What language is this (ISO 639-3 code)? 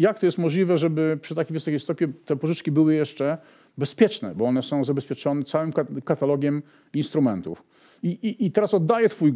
pol